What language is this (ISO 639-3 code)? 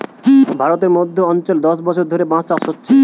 ben